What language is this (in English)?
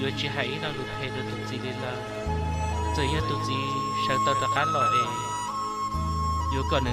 Vietnamese